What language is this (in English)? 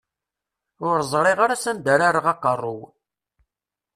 Kabyle